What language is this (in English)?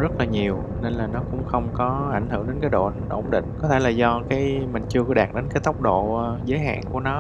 Vietnamese